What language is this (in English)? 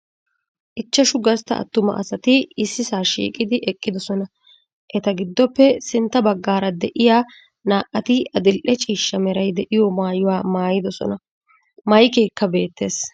Wolaytta